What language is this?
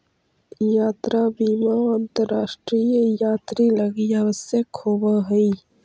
Magahi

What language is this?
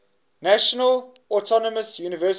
English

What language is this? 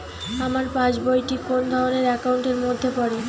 Bangla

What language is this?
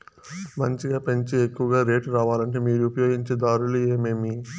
Telugu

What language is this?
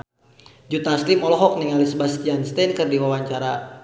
Sundanese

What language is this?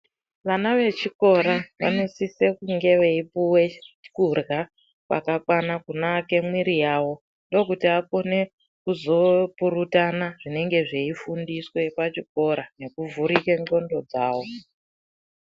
Ndau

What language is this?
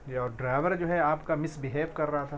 Urdu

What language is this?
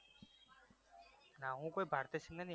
Gujarati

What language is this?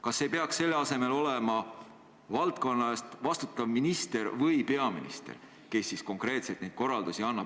Estonian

